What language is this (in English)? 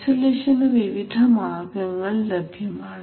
Malayalam